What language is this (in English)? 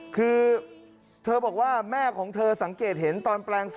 Thai